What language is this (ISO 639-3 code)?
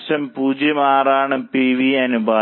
mal